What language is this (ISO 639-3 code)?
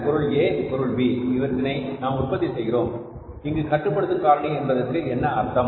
tam